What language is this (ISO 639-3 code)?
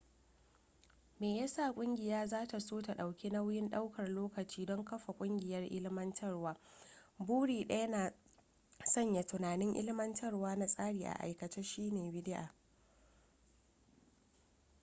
hau